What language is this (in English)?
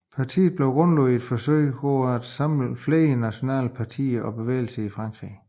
Danish